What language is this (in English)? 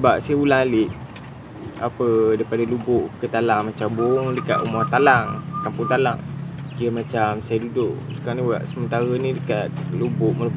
Malay